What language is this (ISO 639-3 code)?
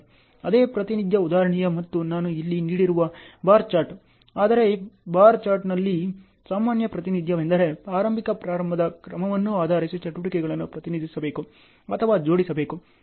kan